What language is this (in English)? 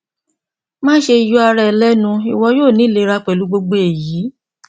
Yoruba